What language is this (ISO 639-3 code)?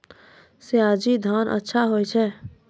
mai